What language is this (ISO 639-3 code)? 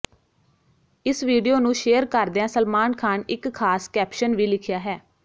pan